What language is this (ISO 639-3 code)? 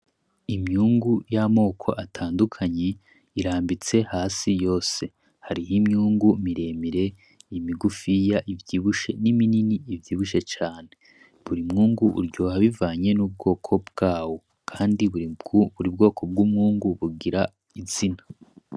run